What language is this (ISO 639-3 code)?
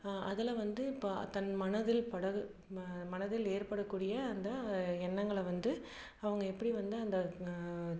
tam